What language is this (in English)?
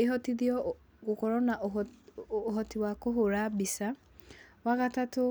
Kikuyu